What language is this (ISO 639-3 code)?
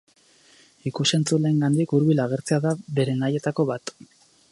eus